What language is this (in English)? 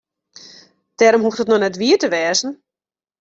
Western Frisian